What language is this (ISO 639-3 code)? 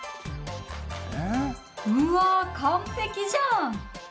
jpn